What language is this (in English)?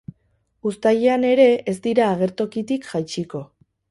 Basque